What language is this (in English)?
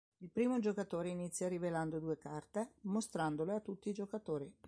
Italian